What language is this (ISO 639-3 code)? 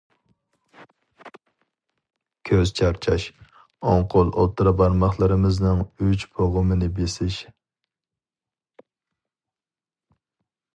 uig